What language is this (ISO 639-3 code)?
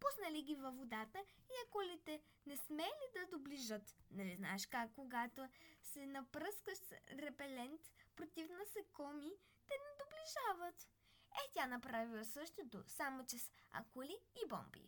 bul